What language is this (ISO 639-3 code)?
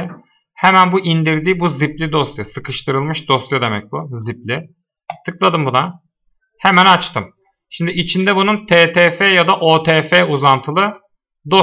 tur